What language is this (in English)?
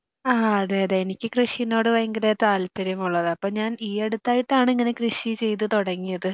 Malayalam